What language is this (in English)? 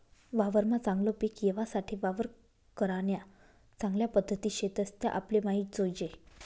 Marathi